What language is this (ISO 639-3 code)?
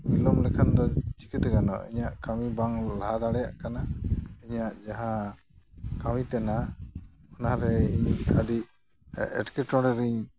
sat